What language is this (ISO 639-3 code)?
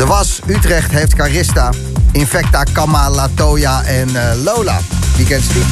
nld